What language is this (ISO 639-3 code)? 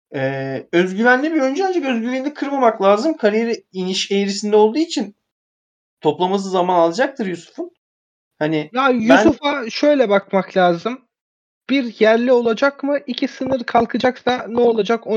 tur